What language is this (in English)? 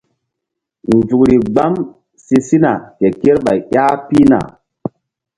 Mbum